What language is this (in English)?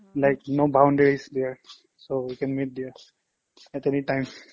Assamese